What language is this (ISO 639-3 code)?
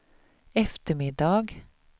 swe